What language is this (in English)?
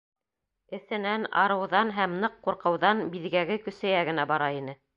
Bashkir